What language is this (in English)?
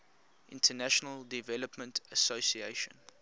English